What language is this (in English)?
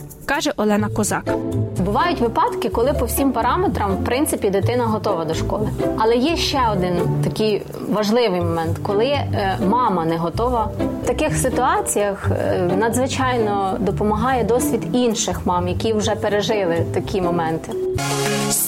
Ukrainian